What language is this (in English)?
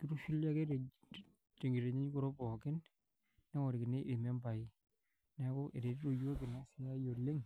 Masai